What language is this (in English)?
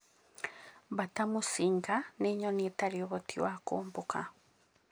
Kikuyu